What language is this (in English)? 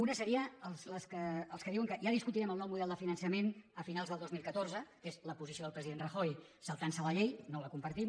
Catalan